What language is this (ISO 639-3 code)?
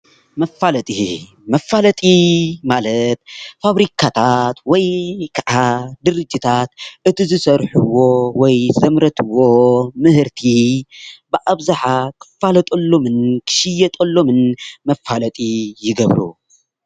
tir